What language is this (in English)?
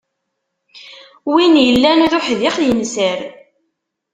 Kabyle